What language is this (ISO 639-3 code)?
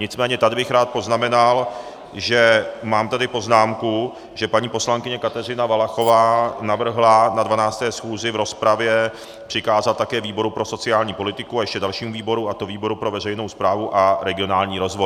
ces